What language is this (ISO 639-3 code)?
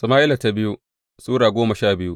hau